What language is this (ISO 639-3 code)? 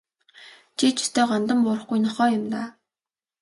mon